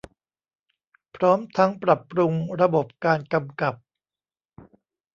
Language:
Thai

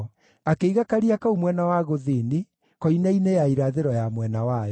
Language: Kikuyu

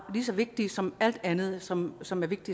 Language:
Danish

